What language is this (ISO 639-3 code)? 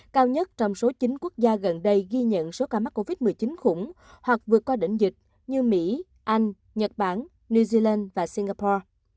vie